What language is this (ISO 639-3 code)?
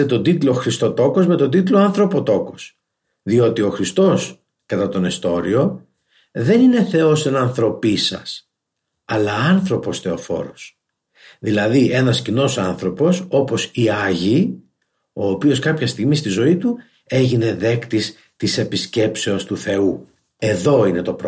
ell